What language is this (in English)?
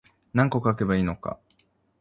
Japanese